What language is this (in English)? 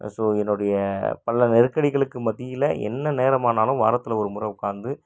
Tamil